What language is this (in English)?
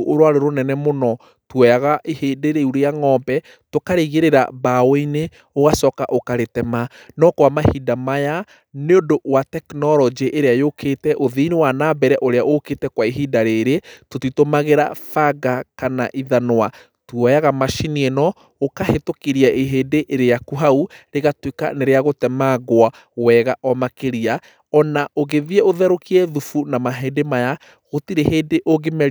Kikuyu